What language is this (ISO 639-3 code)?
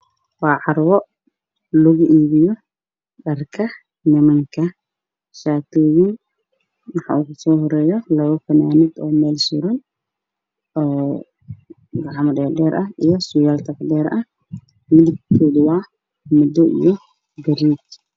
som